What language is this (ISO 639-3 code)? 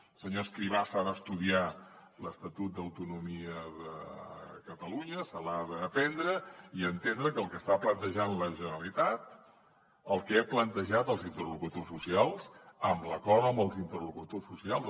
cat